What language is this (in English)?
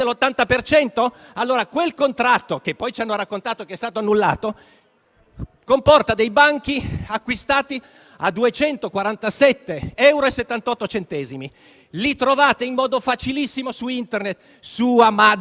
Italian